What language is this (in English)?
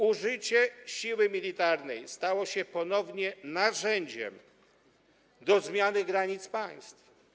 Polish